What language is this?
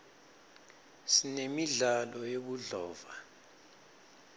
Swati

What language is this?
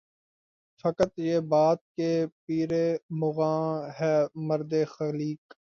Urdu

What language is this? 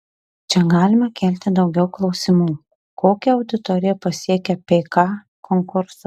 Lithuanian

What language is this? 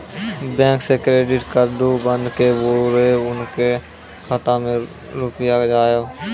Maithili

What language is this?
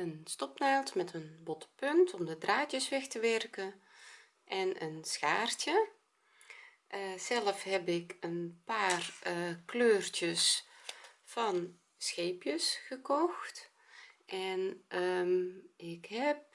Dutch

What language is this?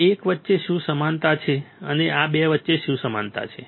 Gujarati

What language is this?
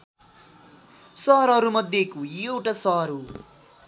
Nepali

